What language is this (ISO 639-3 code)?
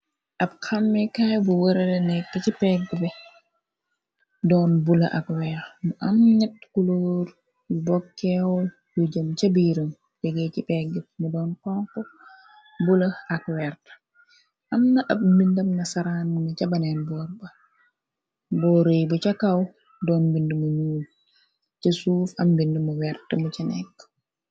wol